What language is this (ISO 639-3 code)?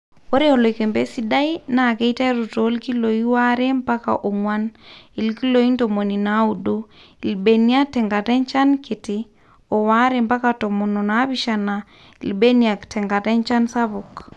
mas